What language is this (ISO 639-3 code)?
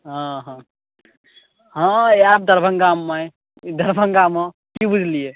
mai